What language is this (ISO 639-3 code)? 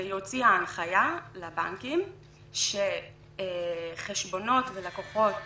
heb